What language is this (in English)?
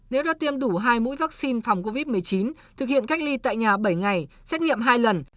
Vietnamese